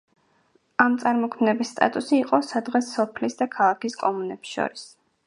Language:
Georgian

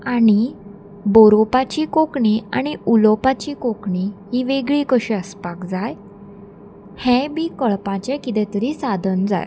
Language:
Konkani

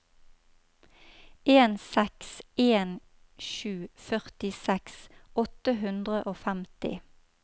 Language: Norwegian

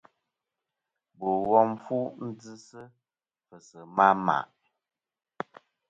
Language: Kom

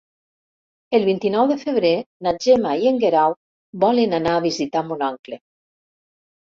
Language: Catalan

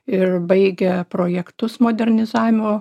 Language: Lithuanian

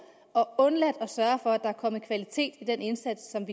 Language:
Danish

